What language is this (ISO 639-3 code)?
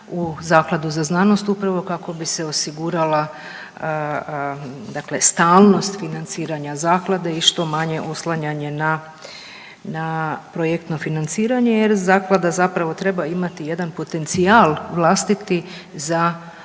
hrv